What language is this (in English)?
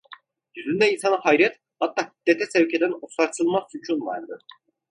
Turkish